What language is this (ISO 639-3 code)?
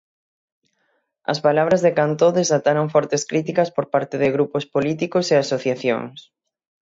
glg